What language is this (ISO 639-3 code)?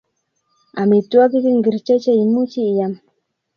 kln